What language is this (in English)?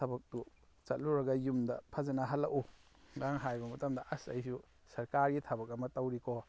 Manipuri